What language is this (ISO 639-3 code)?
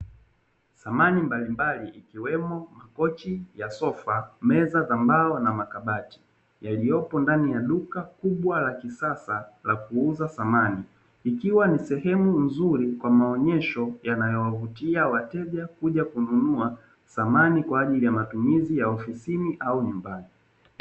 swa